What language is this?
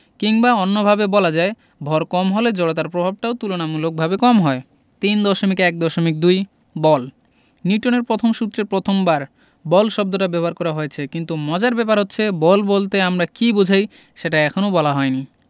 Bangla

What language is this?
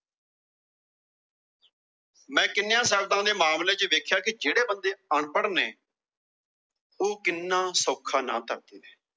Punjabi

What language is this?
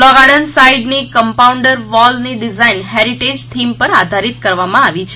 Gujarati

